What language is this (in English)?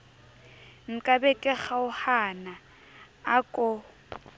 Southern Sotho